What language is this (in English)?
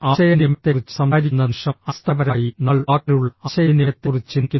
Malayalam